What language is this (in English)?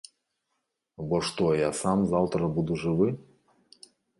Belarusian